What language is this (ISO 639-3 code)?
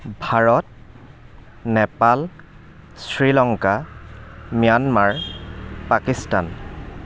asm